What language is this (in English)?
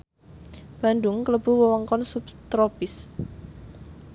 Javanese